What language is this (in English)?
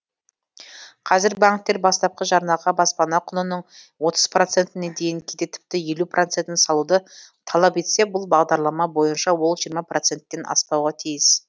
Kazakh